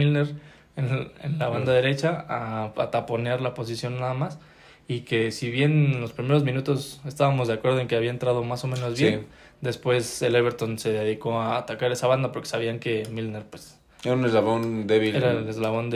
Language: Spanish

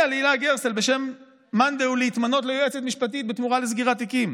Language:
Hebrew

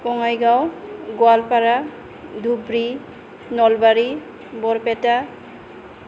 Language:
Bodo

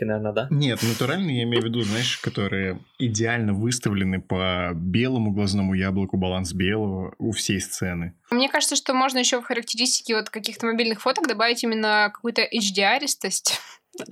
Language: Russian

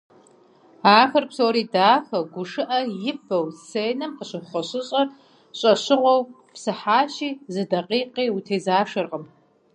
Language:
Kabardian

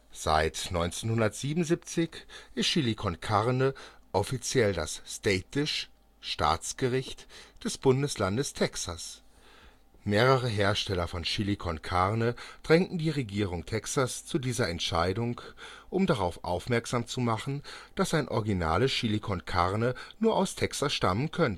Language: German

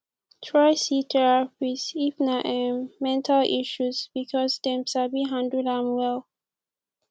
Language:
Nigerian Pidgin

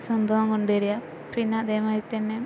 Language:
Malayalam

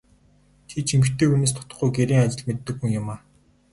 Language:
Mongolian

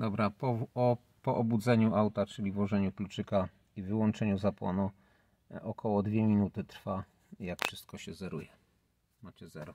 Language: Polish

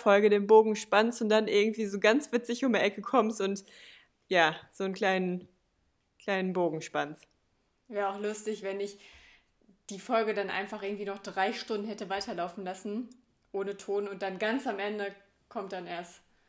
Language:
German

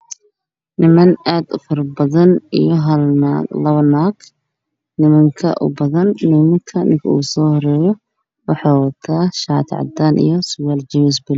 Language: Somali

